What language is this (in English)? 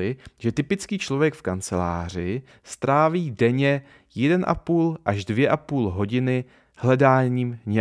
Czech